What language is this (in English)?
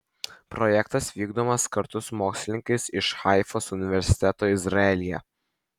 Lithuanian